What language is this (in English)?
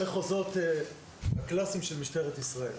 Hebrew